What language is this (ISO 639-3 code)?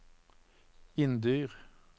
nor